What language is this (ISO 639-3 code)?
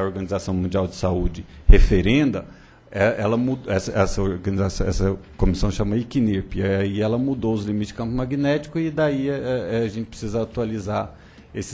por